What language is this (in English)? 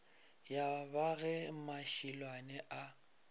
Northern Sotho